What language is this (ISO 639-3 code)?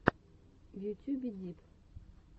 rus